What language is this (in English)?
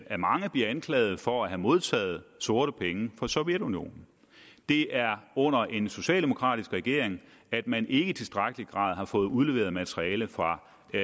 Danish